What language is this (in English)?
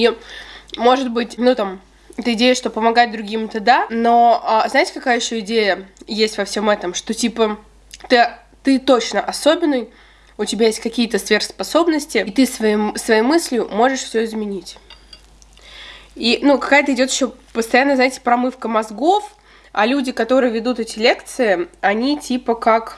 Russian